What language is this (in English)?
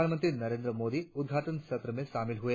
Hindi